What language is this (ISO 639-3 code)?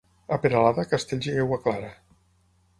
cat